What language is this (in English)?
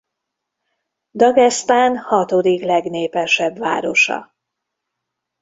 Hungarian